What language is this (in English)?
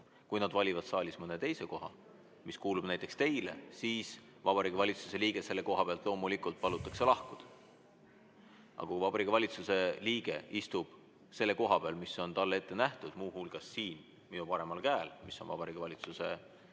Estonian